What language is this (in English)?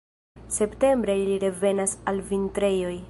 Esperanto